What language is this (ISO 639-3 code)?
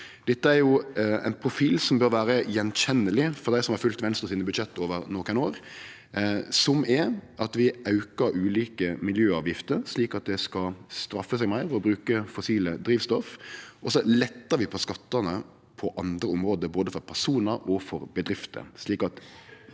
nor